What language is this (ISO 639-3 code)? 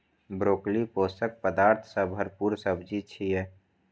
mai